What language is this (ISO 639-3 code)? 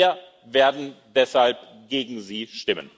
deu